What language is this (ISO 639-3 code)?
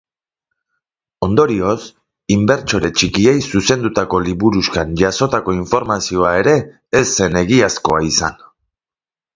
eus